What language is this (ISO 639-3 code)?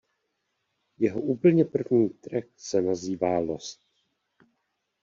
ces